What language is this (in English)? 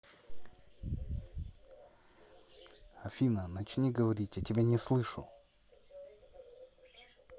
Russian